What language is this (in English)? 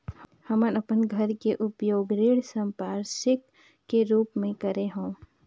Chhattisgarhi